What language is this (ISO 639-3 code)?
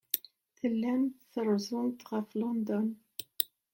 kab